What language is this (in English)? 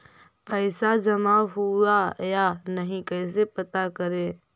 Magahi